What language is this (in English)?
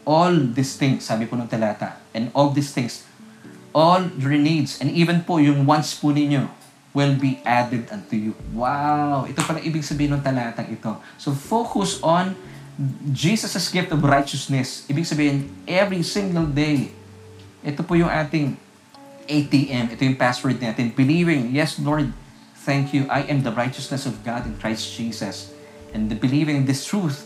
Filipino